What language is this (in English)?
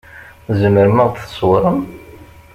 Kabyle